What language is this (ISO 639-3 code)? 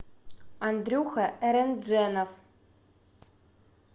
rus